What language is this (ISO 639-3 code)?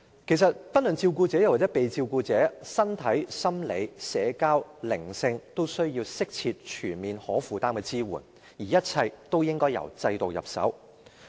yue